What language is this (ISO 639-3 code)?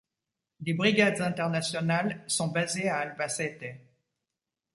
fra